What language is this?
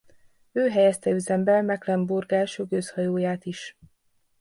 Hungarian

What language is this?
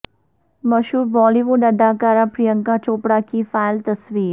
Urdu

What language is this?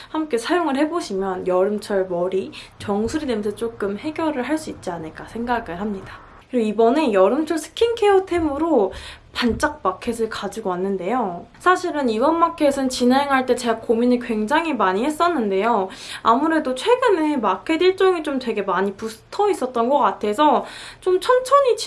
Korean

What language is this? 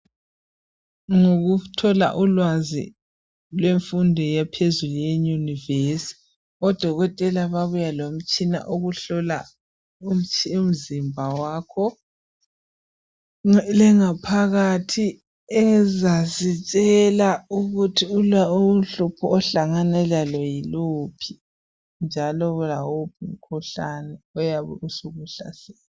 North Ndebele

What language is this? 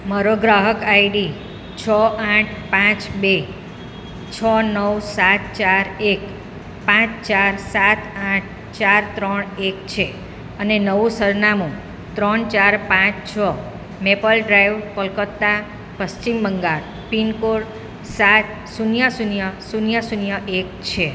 Gujarati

